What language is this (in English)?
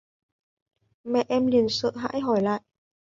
Vietnamese